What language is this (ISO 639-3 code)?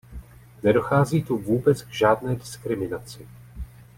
ces